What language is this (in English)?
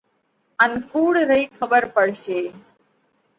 Parkari Koli